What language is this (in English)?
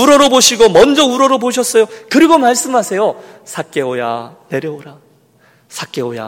Korean